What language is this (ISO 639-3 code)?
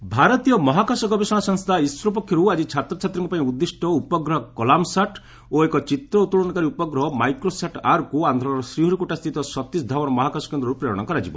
ori